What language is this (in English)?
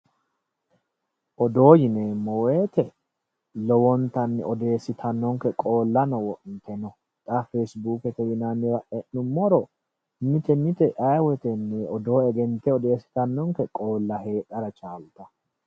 Sidamo